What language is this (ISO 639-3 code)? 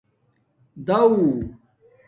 dmk